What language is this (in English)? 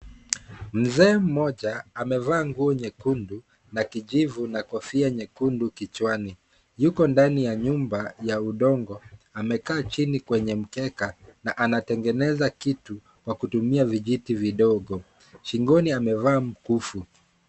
Swahili